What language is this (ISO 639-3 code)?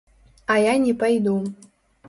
bel